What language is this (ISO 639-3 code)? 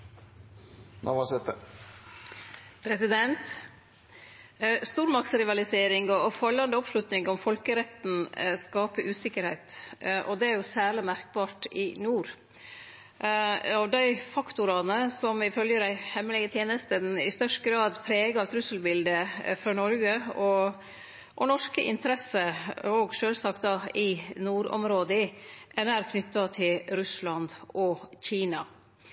nno